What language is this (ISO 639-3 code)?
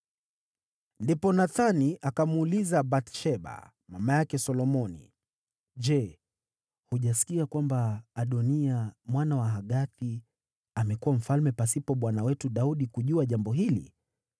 swa